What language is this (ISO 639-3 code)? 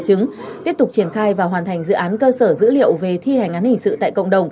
vie